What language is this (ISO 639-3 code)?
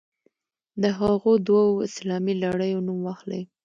pus